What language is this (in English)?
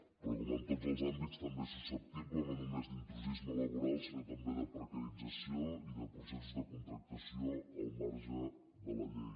Catalan